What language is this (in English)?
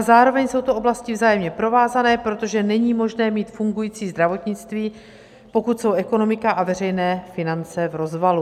Czech